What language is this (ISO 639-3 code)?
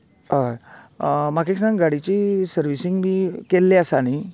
kok